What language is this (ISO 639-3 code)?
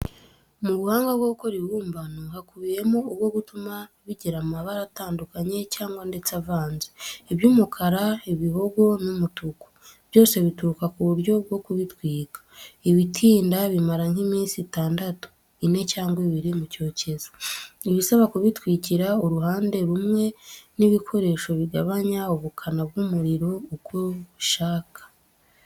kin